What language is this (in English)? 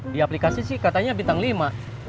Indonesian